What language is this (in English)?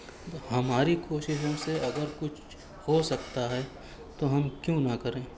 Urdu